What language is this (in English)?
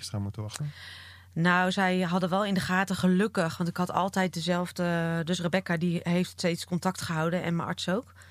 Dutch